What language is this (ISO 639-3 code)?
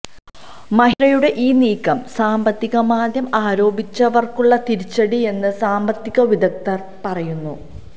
mal